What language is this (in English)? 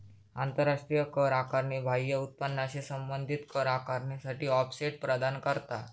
Marathi